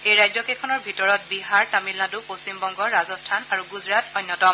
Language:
Assamese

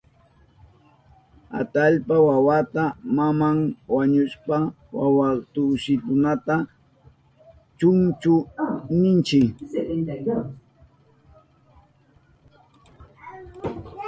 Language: Southern Pastaza Quechua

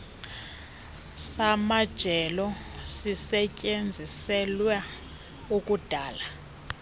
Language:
Xhosa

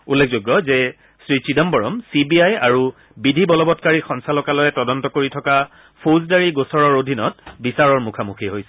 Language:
Assamese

